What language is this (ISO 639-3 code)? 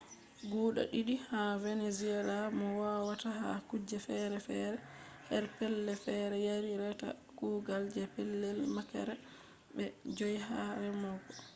ful